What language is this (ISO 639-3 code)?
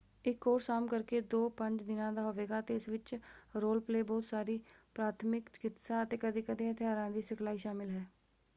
pan